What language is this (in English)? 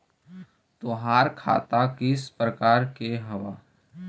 Magahi